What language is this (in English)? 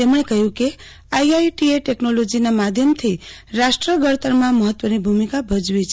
Gujarati